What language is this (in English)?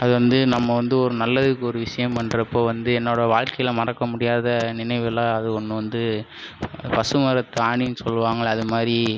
Tamil